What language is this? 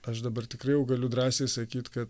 Lithuanian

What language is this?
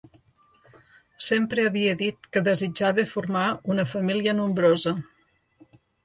Catalan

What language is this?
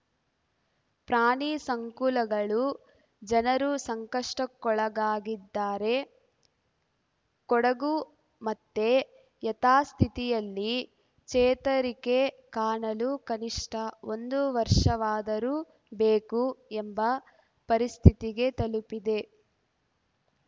Kannada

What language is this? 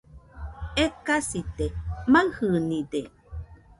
Nüpode Huitoto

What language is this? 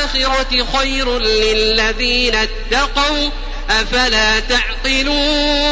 Arabic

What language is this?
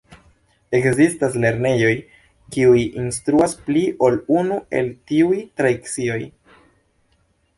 Esperanto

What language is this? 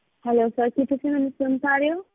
Punjabi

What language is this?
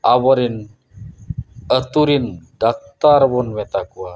Santali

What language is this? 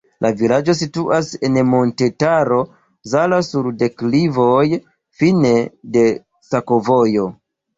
Esperanto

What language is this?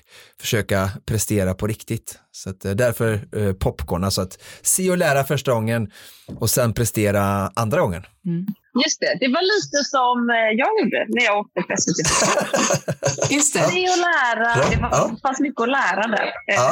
Swedish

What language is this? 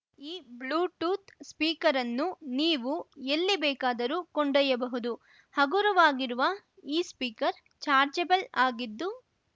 Kannada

